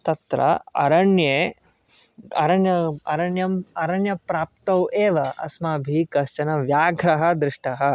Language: Sanskrit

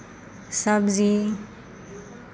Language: Maithili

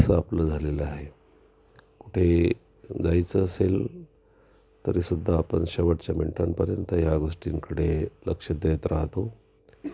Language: Marathi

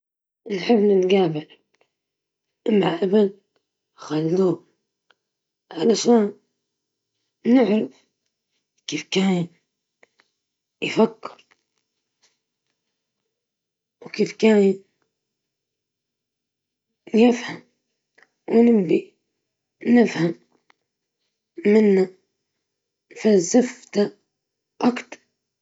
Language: Libyan Arabic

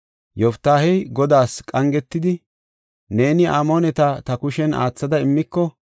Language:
Gofa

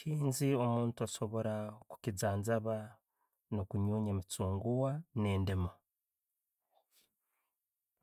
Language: Tooro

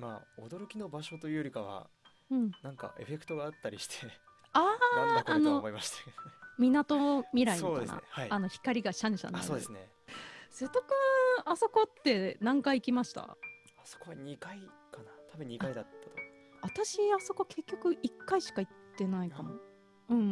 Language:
Japanese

